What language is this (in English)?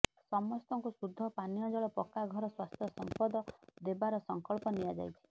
Odia